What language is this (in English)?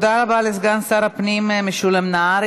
Hebrew